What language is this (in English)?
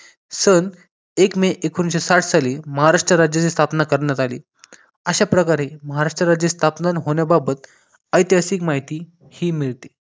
Marathi